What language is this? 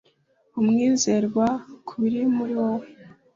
Kinyarwanda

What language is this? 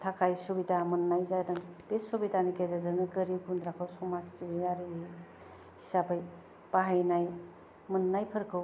Bodo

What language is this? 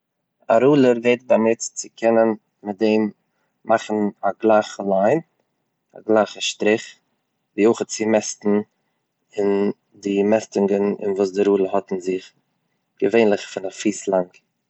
Yiddish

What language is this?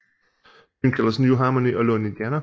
Danish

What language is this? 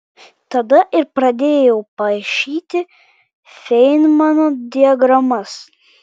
Lithuanian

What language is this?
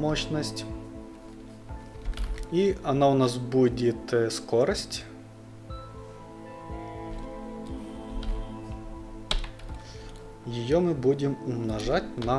Russian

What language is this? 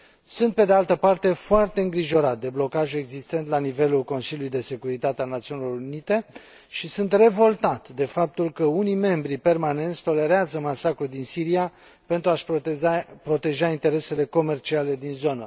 Romanian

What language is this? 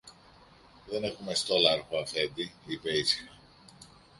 Greek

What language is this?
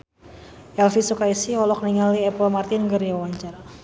Sundanese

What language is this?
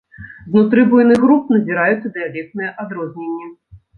Belarusian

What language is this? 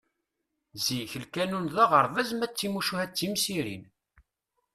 Kabyle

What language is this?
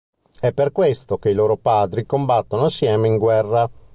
Italian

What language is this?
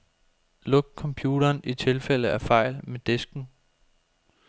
Danish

